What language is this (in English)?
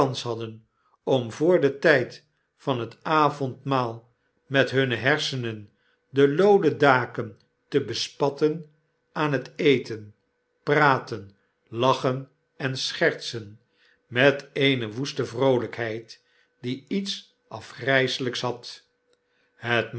Dutch